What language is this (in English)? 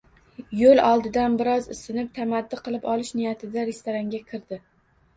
Uzbek